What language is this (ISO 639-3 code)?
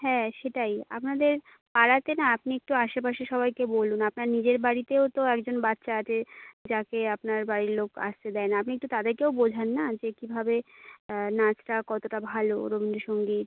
ben